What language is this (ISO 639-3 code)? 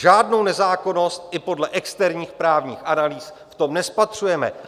ces